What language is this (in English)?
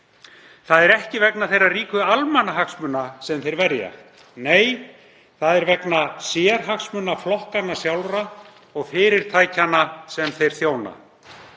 Icelandic